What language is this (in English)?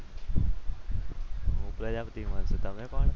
Gujarati